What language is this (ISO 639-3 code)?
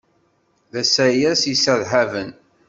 kab